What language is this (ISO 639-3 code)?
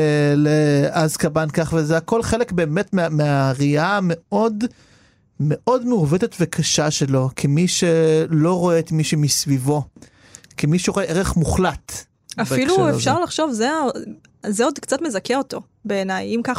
heb